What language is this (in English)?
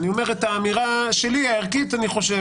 Hebrew